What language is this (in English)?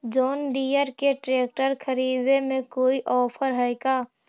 Magahi